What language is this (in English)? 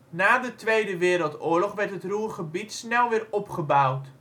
Dutch